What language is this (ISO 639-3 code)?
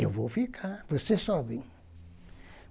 por